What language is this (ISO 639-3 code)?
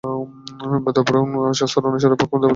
ben